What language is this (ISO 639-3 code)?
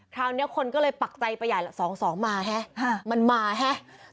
tha